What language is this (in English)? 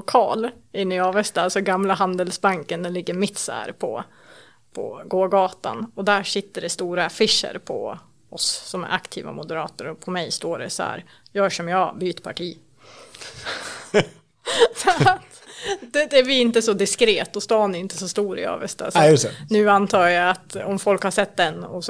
Swedish